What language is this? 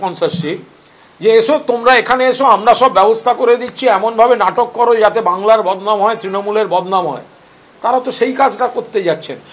English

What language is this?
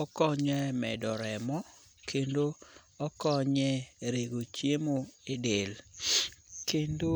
Luo (Kenya and Tanzania)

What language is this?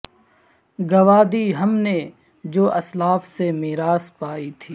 Urdu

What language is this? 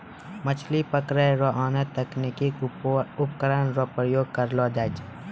Maithili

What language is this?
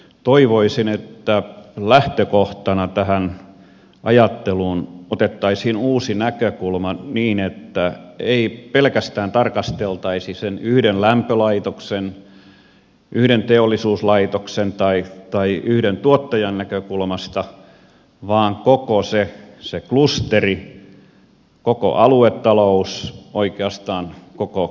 Finnish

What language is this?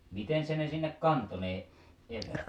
Finnish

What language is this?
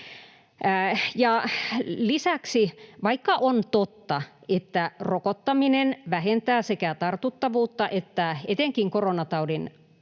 Finnish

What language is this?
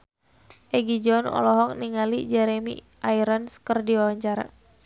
Sundanese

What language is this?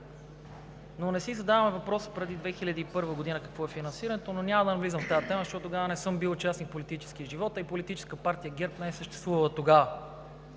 Bulgarian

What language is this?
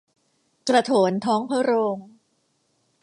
Thai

